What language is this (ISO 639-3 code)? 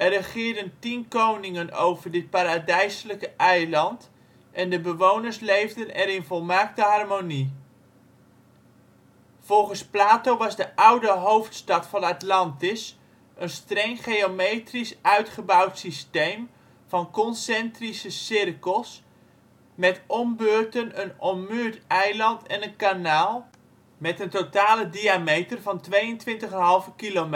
nld